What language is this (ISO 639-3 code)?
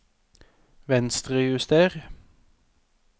nor